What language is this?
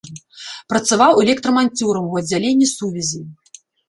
Belarusian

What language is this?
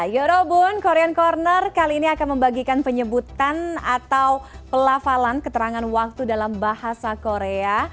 Indonesian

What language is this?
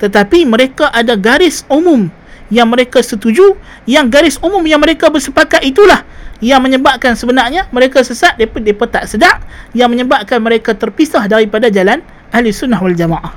Malay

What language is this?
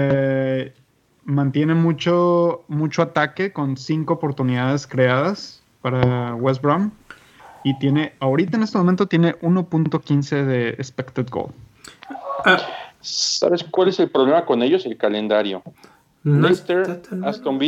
Spanish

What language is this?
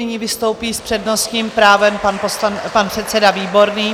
Czech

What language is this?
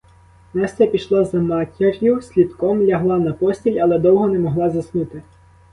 Ukrainian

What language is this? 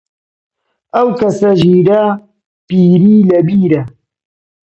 Central Kurdish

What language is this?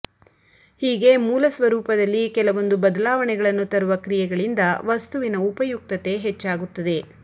Kannada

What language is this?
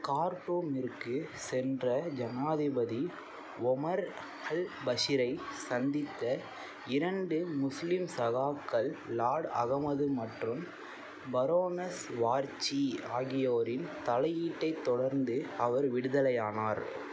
Tamil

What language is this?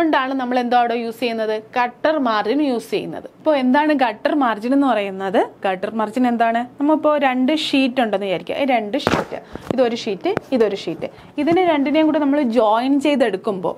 Malayalam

